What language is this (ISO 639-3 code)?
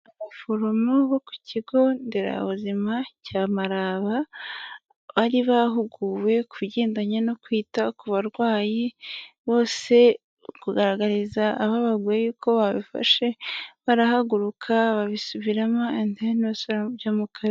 kin